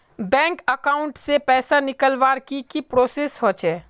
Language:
Magahi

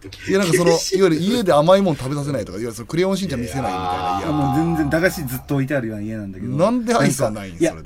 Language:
Japanese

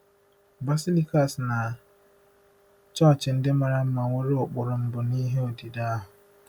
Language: Igbo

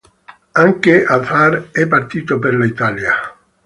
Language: Italian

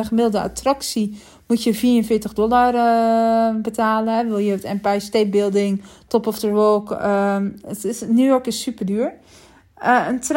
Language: Dutch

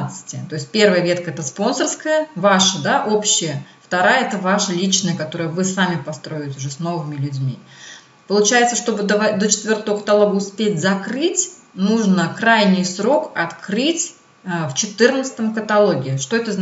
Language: Russian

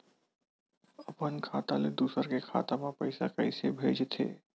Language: Chhattisgarhi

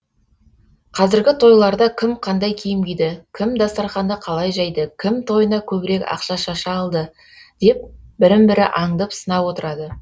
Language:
Kazakh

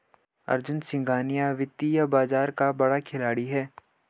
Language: Hindi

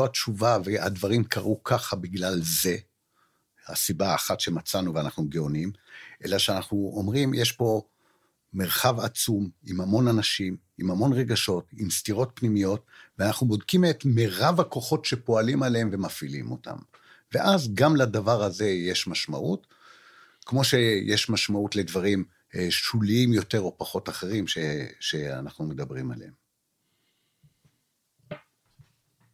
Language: Hebrew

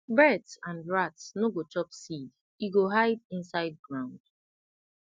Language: Nigerian Pidgin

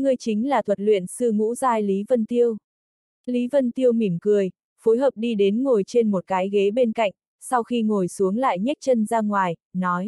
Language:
Vietnamese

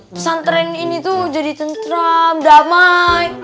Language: Indonesian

